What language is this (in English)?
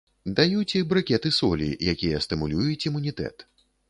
Belarusian